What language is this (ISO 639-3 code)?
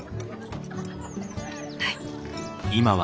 jpn